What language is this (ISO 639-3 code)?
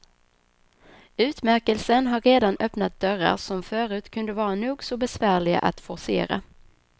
swe